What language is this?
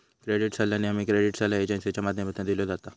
Marathi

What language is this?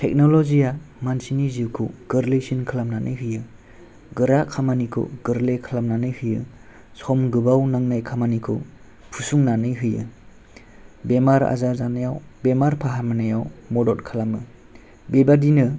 Bodo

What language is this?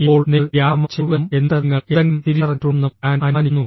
Malayalam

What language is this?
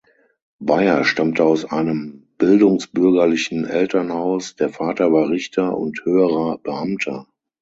German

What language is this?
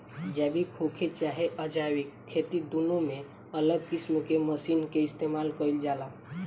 Bhojpuri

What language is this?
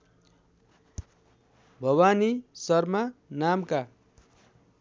Nepali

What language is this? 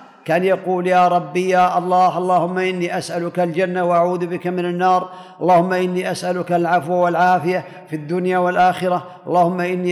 Arabic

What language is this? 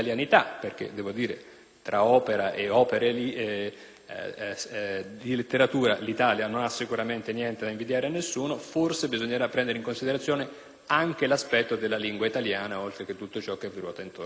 Italian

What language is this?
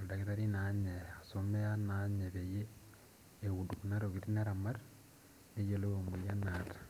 Masai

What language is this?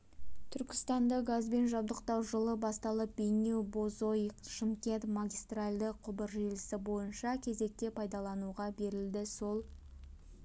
Kazakh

